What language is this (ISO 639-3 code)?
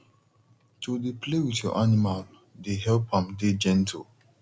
pcm